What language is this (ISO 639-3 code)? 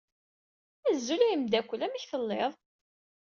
kab